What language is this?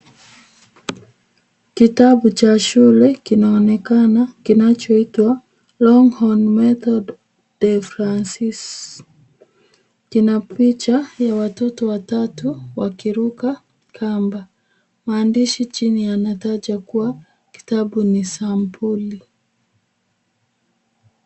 Swahili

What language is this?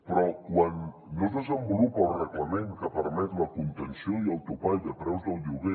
Catalan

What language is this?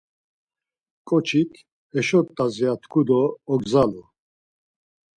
Laz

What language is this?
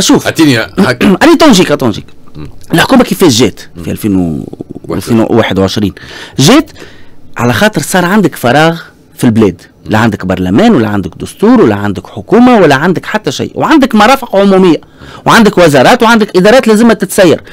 Arabic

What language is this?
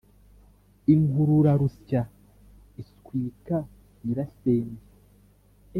Kinyarwanda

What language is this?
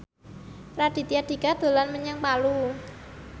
Javanese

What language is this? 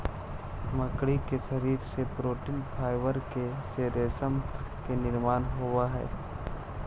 Magahi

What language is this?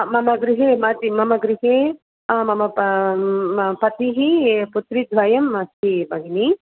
Sanskrit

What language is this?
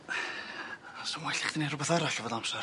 Welsh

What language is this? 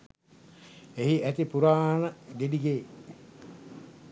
Sinhala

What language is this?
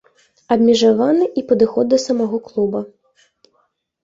Belarusian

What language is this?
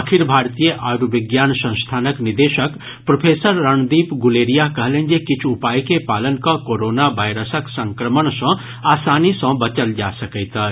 Maithili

